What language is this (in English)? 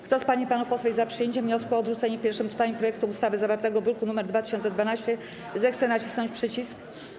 Polish